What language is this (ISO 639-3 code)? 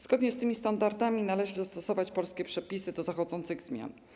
pol